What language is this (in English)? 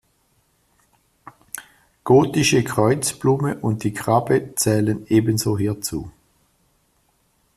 German